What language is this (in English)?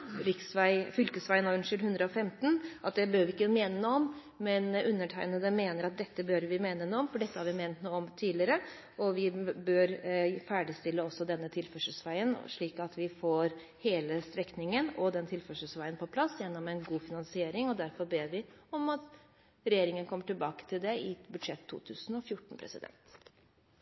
Norwegian Bokmål